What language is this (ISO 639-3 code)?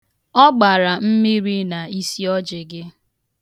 ibo